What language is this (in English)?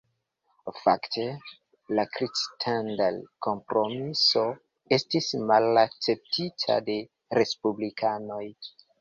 Esperanto